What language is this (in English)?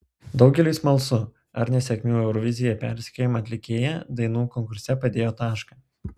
Lithuanian